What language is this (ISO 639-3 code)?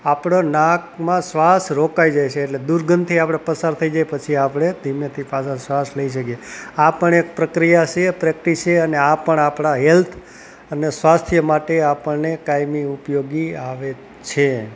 guj